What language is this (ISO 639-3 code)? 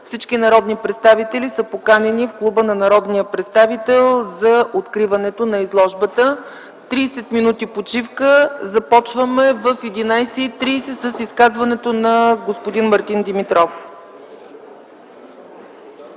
bul